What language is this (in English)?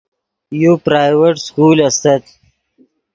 Yidgha